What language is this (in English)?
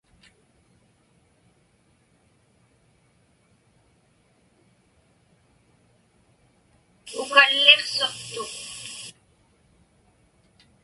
Inupiaq